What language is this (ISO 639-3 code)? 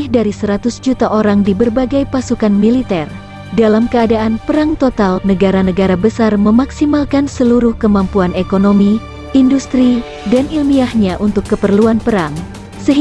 ind